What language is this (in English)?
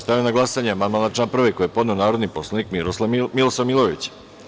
Serbian